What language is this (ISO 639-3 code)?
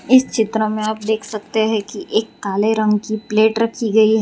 hin